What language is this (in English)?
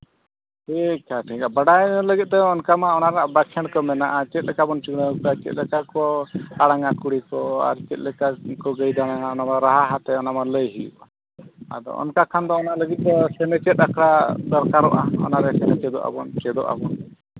Santali